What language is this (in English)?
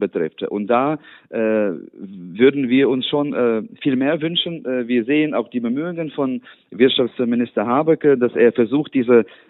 German